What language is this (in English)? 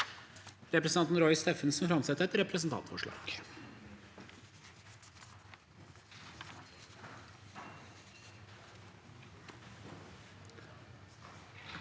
Norwegian